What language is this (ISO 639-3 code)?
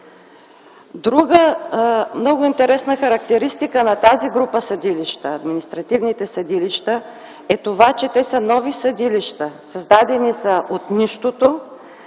bul